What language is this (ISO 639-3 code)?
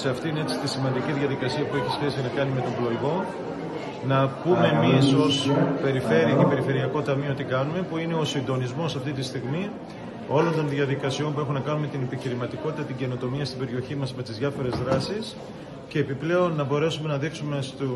ell